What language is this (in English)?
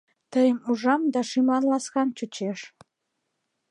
Mari